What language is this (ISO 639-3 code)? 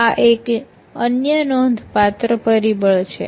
guj